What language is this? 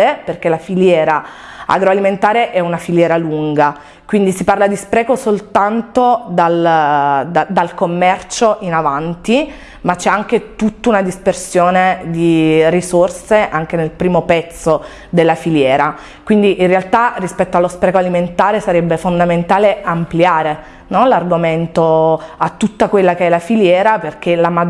Italian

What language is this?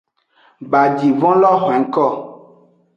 Aja (Benin)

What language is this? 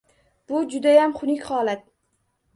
Uzbek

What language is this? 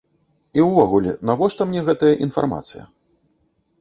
Belarusian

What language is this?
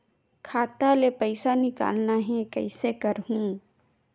Chhattisgarhi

